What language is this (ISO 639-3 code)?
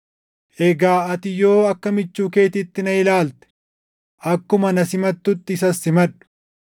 orm